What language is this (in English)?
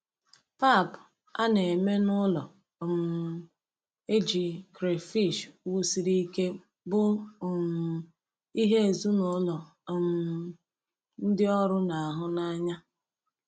Igbo